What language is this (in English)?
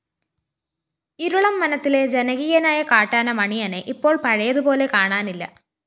Malayalam